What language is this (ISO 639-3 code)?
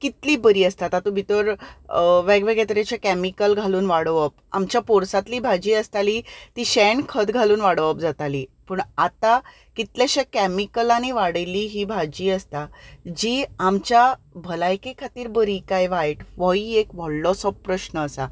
kok